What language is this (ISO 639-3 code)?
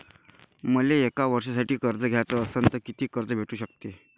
mar